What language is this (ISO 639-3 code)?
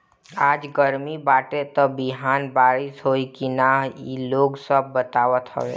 bho